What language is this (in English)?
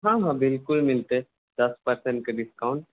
Maithili